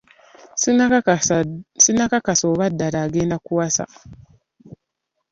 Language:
Ganda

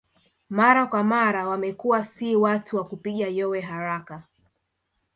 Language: Swahili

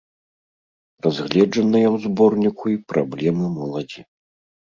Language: Belarusian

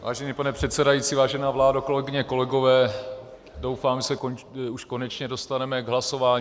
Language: Czech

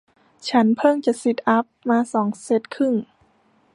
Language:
Thai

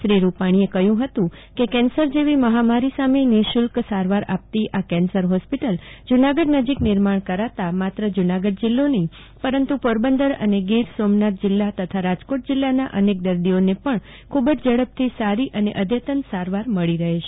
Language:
Gujarati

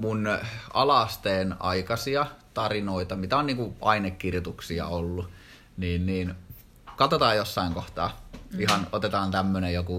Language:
Finnish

